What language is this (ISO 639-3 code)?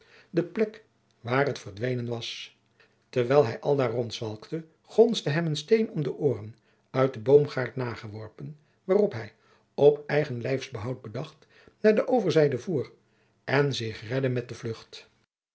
nld